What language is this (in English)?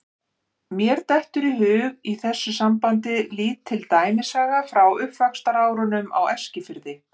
Icelandic